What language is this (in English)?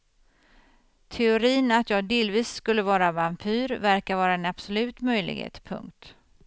Swedish